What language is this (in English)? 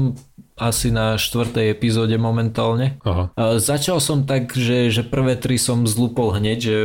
Slovak